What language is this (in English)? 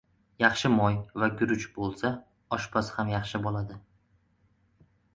Uzbek